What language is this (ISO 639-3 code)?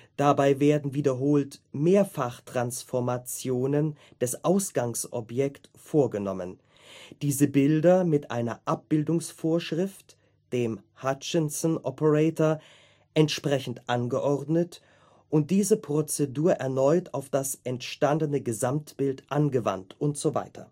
deu